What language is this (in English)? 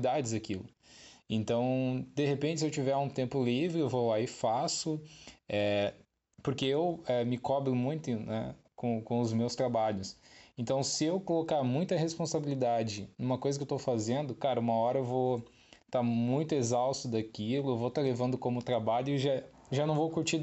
Portuguese